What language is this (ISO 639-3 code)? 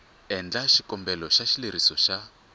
tso